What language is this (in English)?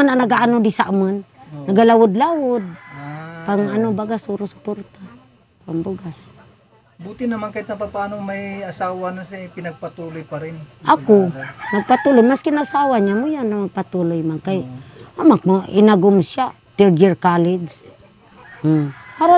Filipino